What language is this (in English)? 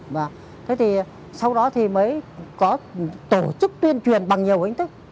Vietnamese